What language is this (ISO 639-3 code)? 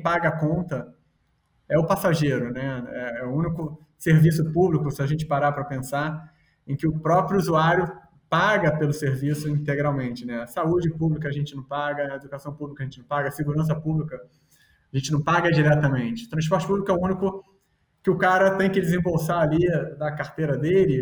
por